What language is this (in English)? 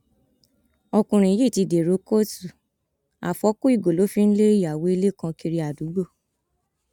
Yoruba